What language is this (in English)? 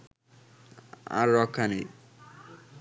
Bangla